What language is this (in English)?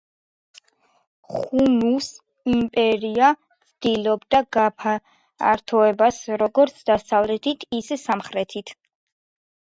Georgian